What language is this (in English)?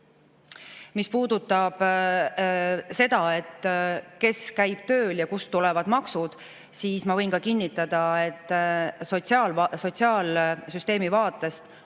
Estonian